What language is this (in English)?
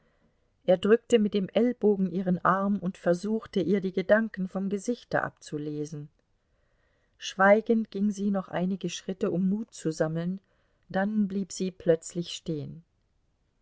German